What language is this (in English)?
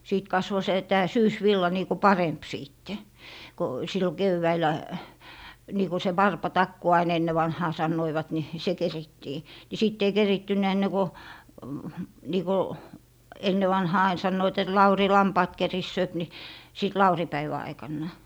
Finnish